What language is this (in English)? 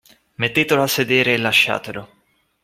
Italian